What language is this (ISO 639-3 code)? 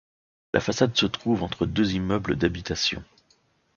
fra